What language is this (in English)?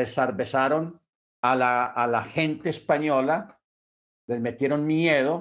Spanish